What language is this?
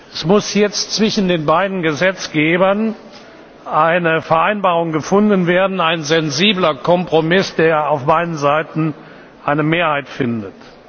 German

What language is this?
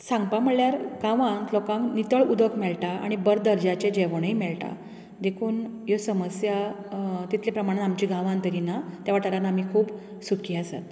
Konkani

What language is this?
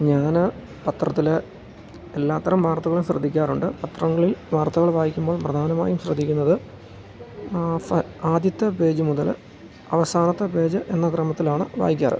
Malayalam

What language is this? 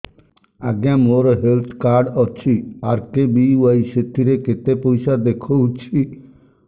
Odia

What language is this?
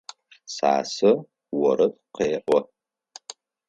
Adyghe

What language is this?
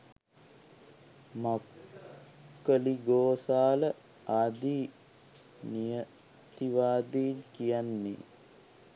Sinhala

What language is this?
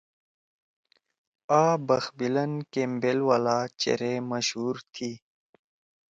Torwali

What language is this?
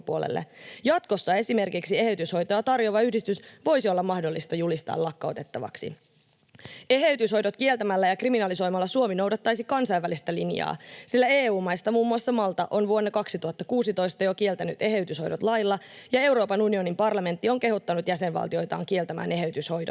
Finnish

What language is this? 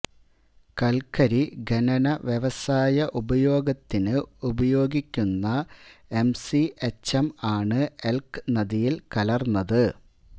Malayalam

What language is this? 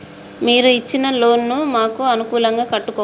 Telugu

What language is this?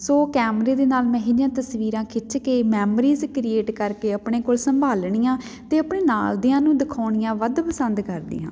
Punjabi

